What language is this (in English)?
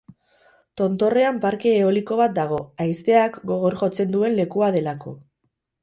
Basque